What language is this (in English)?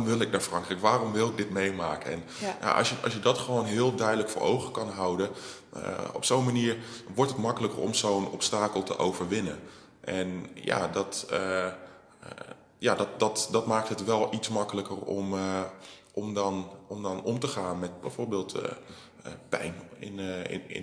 Dutch